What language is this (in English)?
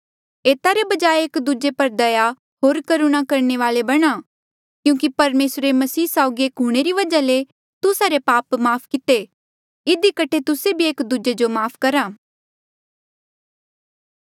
Mandeali